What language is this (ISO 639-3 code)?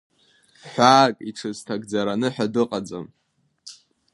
abk